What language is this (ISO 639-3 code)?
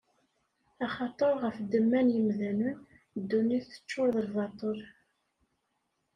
kab